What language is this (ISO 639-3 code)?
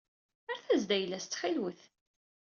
kab